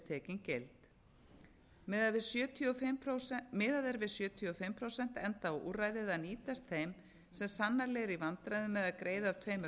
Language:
Icelandic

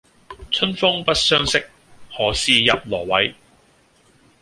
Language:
Cantonese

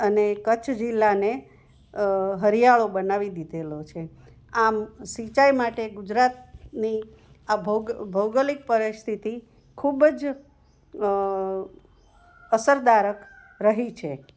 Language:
Gujarati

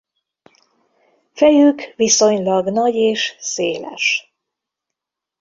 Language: Hungarian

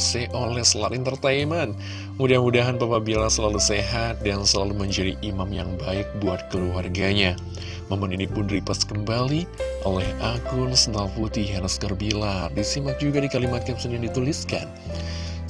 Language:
Indonesian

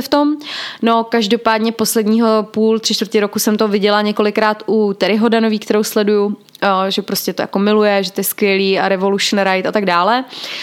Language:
Czech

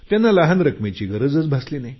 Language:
Marathi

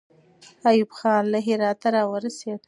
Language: Pashto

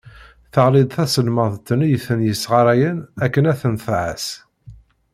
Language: Kabyle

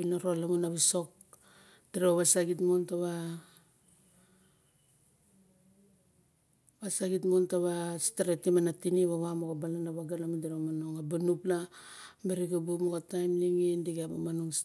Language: Barok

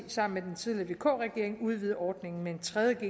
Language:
Danish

